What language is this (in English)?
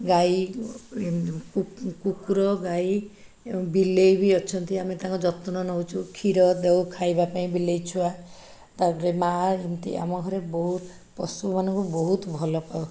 Odia